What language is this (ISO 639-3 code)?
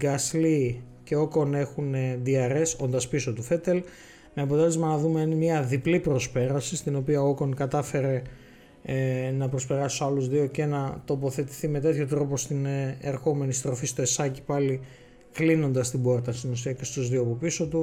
ell